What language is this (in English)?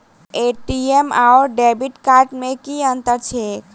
Maithili